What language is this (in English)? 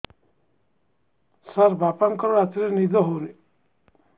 Odia